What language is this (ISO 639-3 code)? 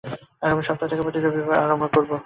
ben